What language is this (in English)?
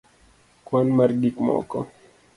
Luo (Kenya and Tanzania)